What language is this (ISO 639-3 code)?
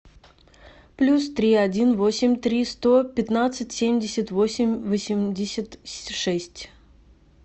rus